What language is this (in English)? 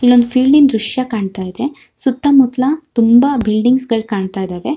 Kannada